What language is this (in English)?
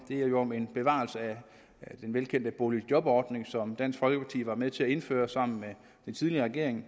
Danish